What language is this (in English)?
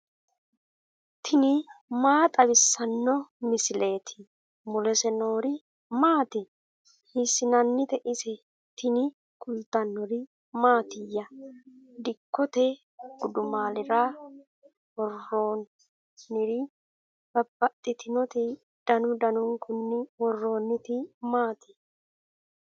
Sidamo